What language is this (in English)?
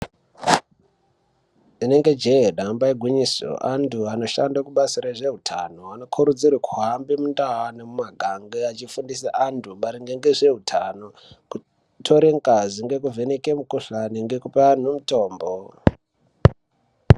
Ndau